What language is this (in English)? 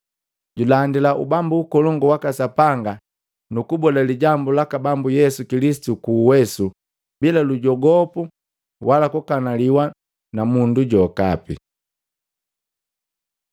Matengo